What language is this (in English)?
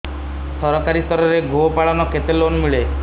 Odia